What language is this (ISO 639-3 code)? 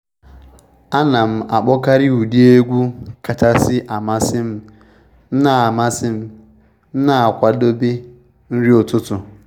ibo